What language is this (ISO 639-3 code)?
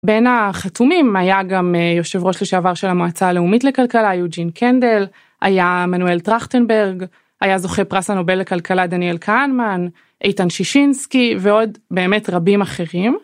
heb